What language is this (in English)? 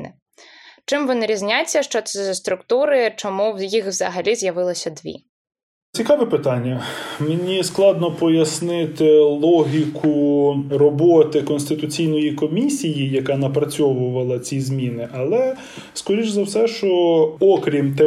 Ukrainian